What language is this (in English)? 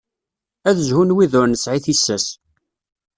Kabyle